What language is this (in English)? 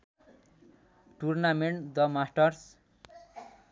Nepali